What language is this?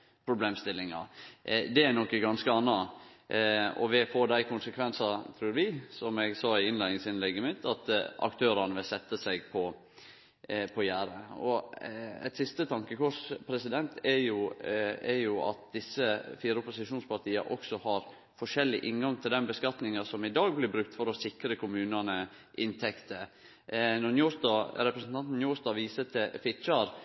Norwegian Nynorsk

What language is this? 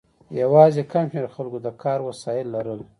Pashto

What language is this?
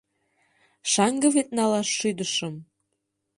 Mari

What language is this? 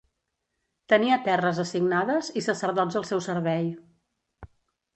Catalan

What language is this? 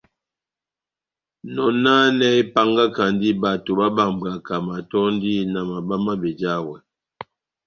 Batanga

